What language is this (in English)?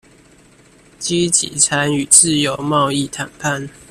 Chinese